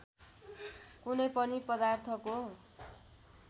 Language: Nepali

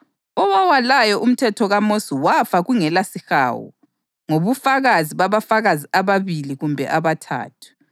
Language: North Ndebele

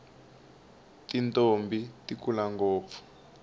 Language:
Tsonga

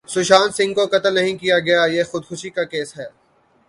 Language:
Urdu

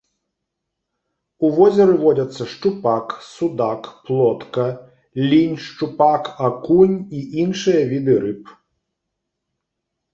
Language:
Belarusian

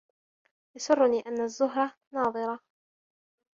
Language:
Arabic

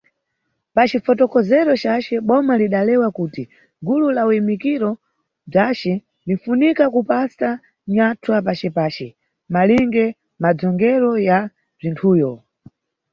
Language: Nyungwe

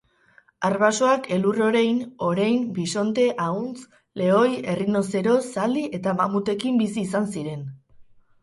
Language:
Basque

